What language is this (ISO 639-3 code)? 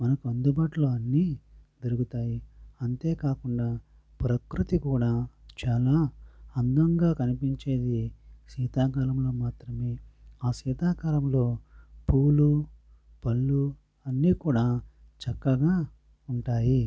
tel